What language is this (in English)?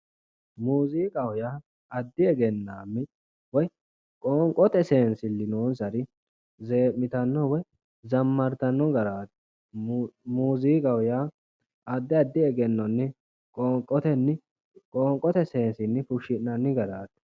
Sidamo